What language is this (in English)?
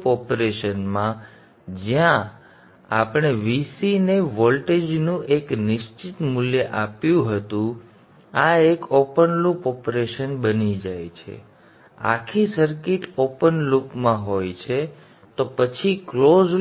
Gujarati